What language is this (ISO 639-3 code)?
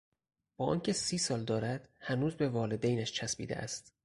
fas